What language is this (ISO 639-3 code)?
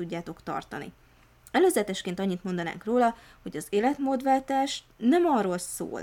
hun